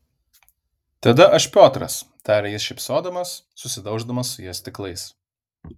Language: Lithuanian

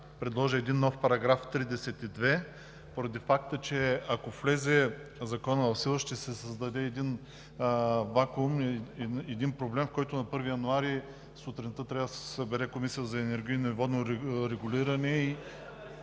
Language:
Bulgarian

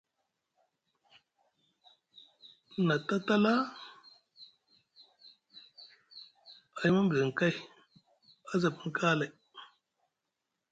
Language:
Musgu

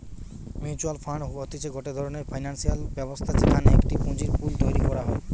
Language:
Bangla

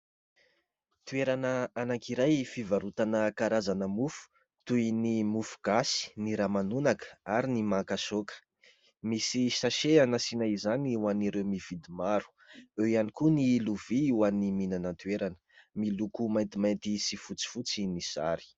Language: Malagasy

